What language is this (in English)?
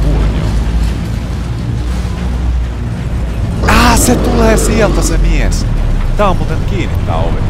Finnish